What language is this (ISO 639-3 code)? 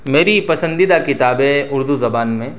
urd